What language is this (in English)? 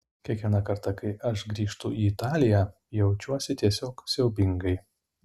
Lithuanian